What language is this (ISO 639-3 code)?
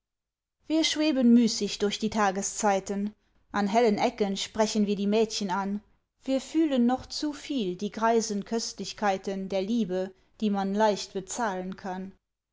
deu